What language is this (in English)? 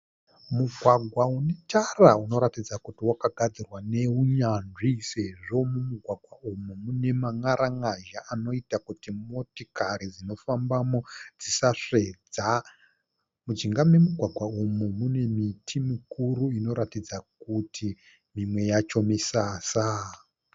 Shona